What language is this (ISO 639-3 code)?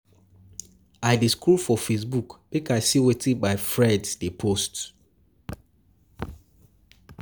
pcm